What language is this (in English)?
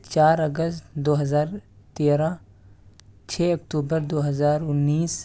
Urdu